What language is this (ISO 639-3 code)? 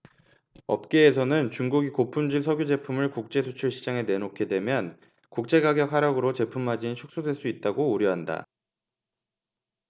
kor